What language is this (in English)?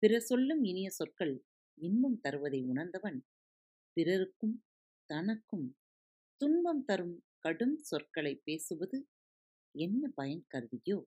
Tamil